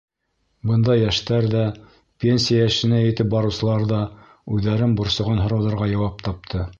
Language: Bashkir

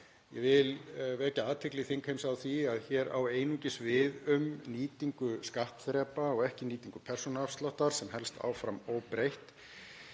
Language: Icelandic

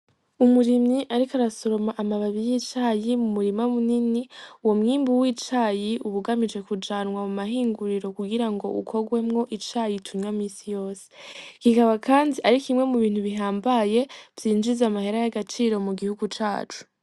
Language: Rundi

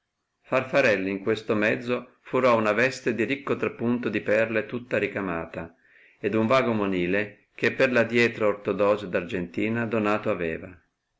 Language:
Italian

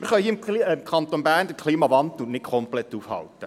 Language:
Swiss German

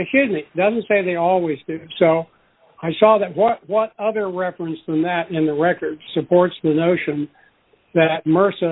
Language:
English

